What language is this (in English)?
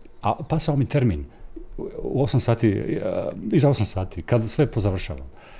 Croatian